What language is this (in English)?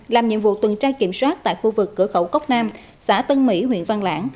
Vietnamese